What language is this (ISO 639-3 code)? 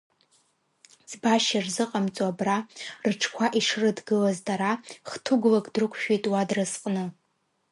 abk